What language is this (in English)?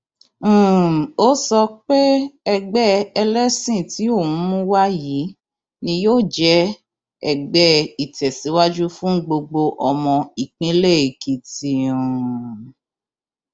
Yoruba